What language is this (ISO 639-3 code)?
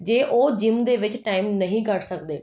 pan